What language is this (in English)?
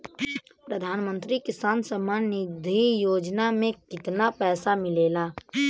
Bhojpuri